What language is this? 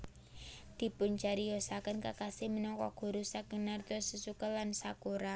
Javanese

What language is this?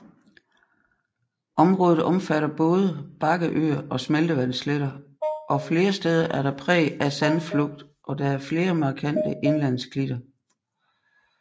Danish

